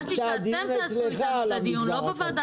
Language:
Hebrew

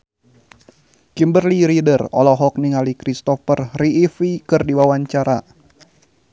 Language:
Sundanese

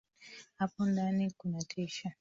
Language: Swahili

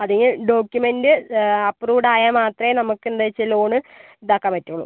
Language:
Malayalam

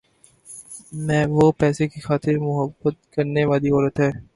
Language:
Urdu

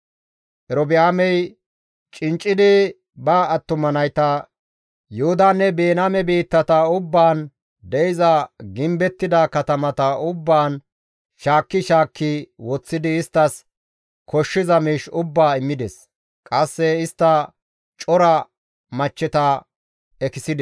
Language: Gamo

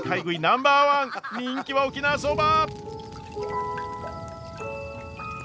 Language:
Japanese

